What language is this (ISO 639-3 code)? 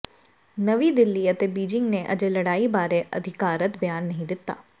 pan